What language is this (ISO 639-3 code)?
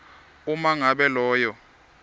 ssw